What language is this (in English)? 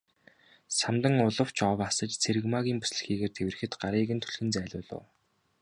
Mongolian